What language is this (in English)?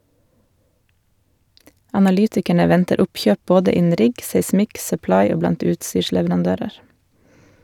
Norwegian